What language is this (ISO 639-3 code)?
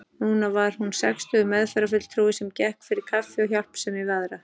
isl